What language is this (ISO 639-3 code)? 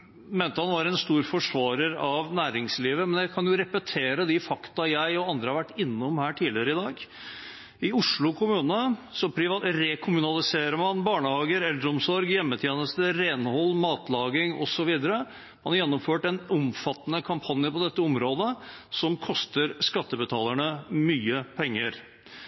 nob